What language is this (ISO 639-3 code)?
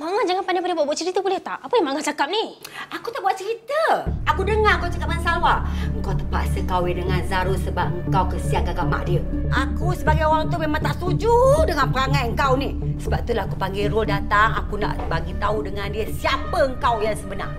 msa